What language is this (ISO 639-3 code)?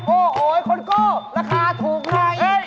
tha